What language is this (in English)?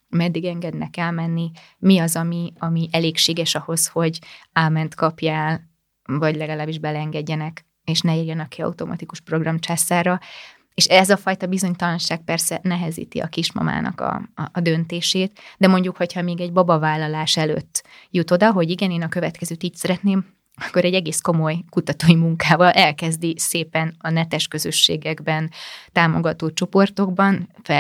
Hungarian